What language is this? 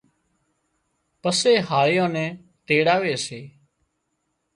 Wadiyara Koli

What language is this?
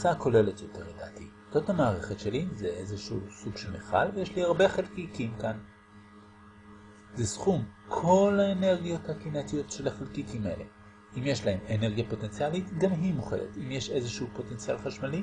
Hebrew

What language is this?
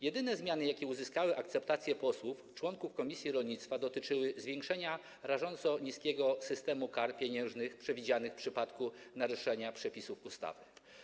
Polish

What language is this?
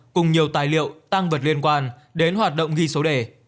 Vietnamese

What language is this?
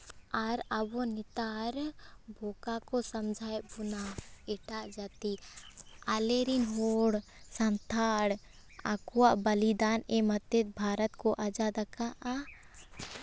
Santali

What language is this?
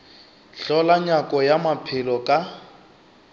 Northern Sotho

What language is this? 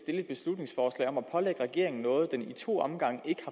Danish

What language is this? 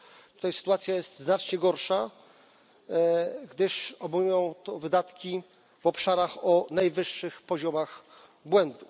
Polish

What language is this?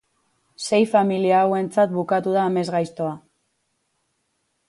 Basque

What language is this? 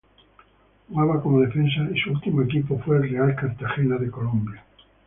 Spanish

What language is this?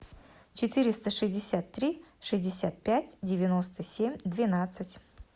Russian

